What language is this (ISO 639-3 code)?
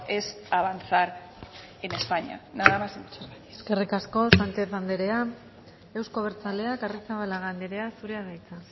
eus